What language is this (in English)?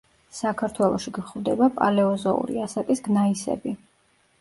Georgian